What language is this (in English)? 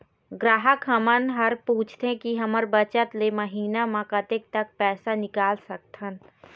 Chhattisgarhi